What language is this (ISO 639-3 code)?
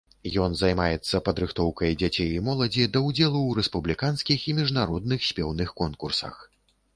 bel